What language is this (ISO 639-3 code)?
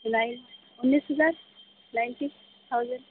urd